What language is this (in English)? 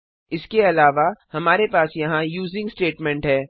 Hindi